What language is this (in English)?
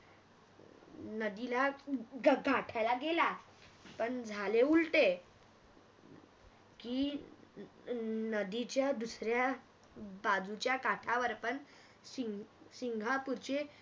Marathi